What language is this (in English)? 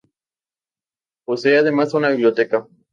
Spanish